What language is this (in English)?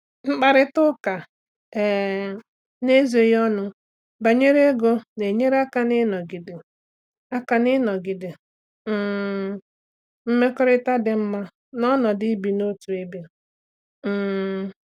Igbo